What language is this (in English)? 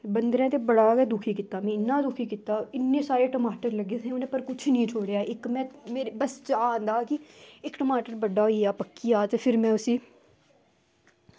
Dogri